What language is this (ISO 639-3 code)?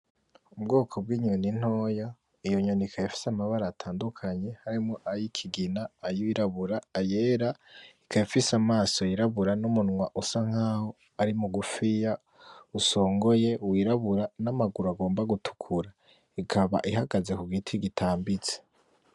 run